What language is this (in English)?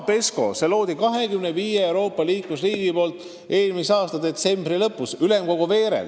Estonian